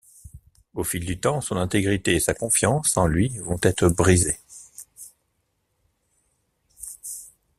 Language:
French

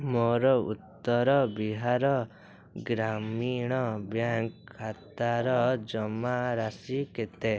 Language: Odia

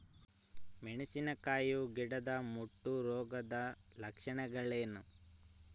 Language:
Kannada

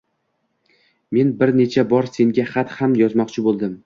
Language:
Uzbek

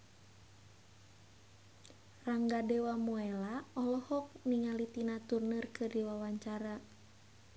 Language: Sundanese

